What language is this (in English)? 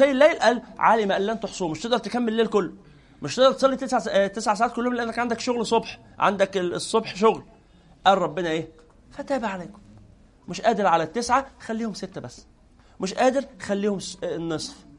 Arabic